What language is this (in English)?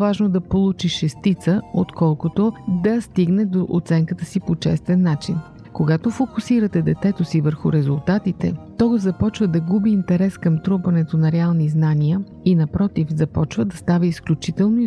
Bulgarian